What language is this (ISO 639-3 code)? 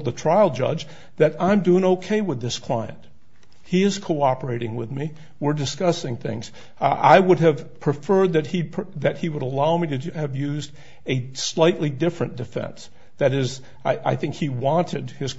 eng